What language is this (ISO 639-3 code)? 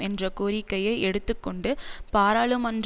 tam